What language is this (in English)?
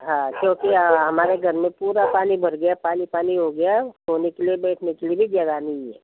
Hindi